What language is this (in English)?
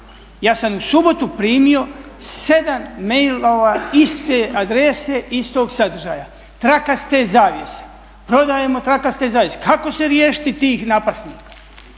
Croatian